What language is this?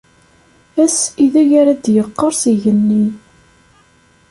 Kabyle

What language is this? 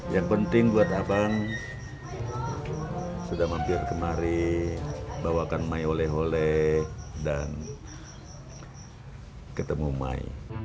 Indonesian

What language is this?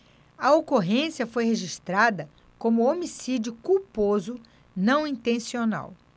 Portuguese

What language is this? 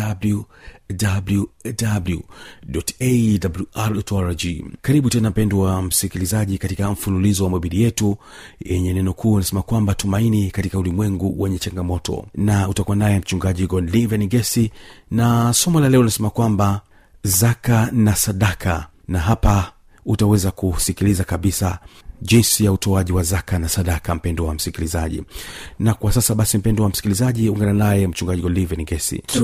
Swahili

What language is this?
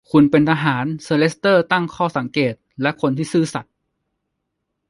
Thai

